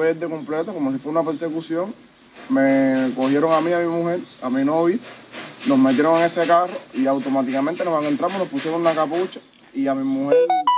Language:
Spanish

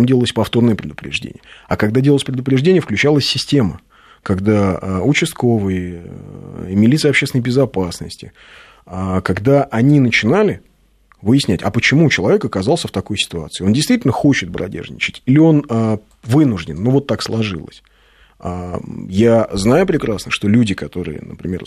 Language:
Russian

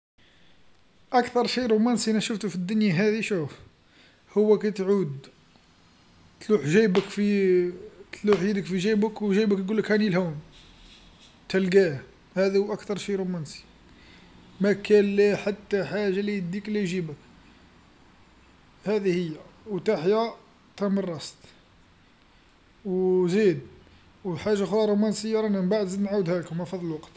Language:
Algerian Arabic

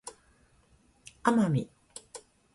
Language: Japanese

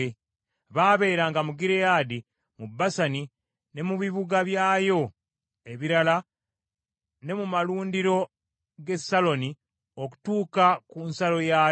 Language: Ganda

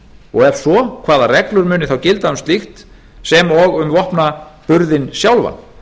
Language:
Icelandic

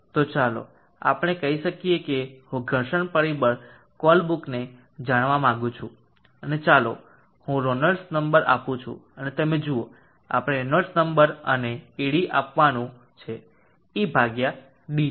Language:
Gujarati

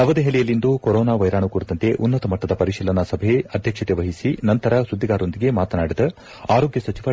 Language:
Kannada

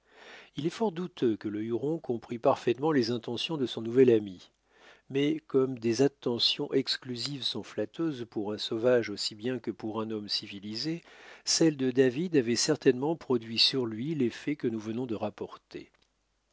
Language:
French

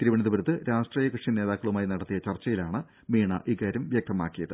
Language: Malayalam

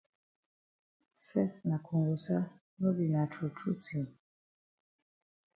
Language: Cameroon Pidgin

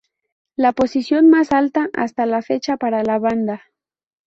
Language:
Spanish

